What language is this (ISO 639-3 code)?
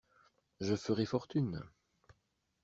fra